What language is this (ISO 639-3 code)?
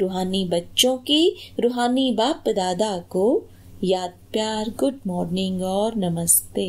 hin